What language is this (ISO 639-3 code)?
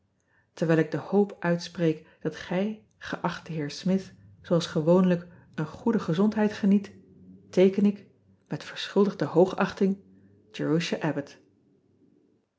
nld